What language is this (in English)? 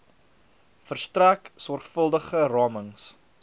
Afrikaans